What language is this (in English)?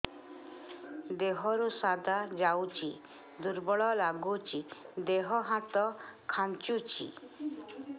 Odia